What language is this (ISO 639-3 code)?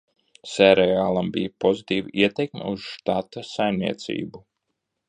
lav